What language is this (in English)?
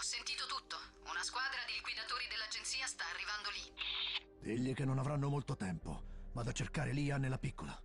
Italian